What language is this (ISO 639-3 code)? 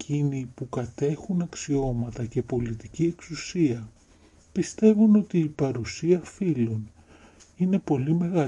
ell